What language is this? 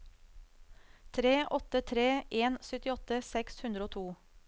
Norwegian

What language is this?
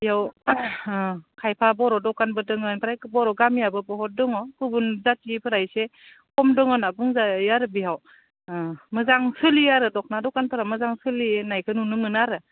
Bodo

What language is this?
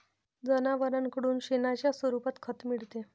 Marathi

